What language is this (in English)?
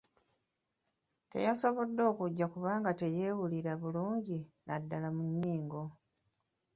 Ganda